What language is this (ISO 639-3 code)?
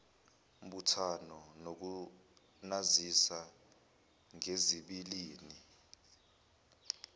zul